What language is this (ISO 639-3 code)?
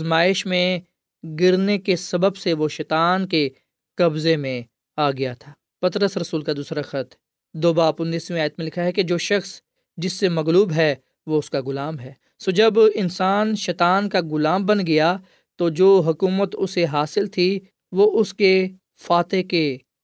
urd